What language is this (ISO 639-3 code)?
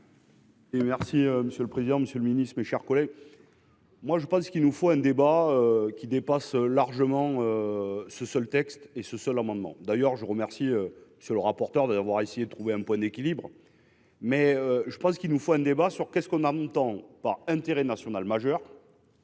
fra